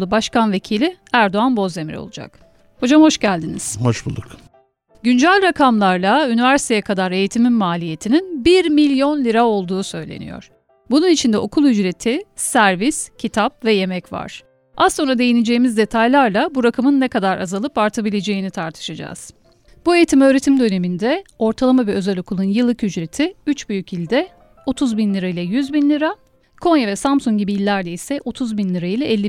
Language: Turkish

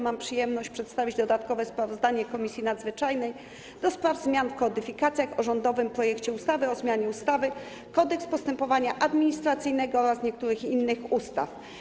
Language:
Polish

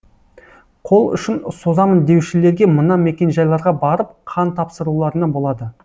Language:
Kazakh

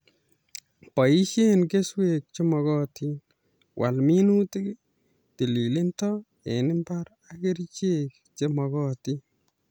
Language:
Kalenjin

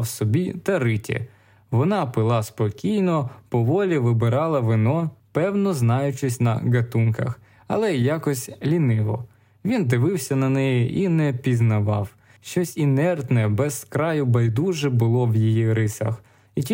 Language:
Ukrainian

